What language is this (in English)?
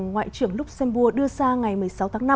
Vietnamese